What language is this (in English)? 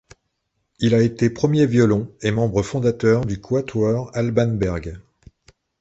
French